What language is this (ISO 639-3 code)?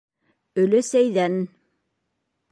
bak